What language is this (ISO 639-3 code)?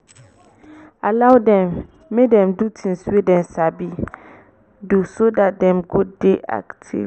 pcm